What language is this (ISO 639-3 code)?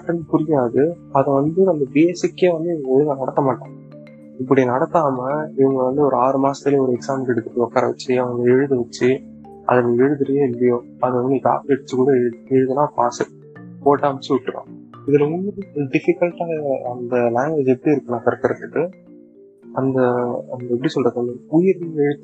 tam